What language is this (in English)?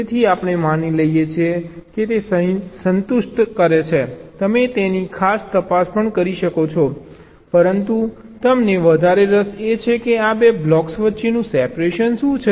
Gujarati